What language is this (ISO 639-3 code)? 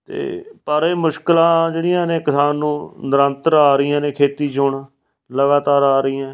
pan